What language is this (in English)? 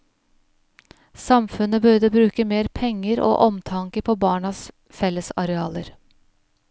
Norwegian